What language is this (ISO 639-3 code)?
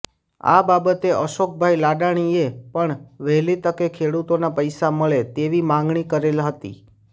guj